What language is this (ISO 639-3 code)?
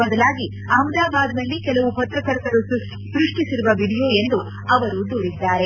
kan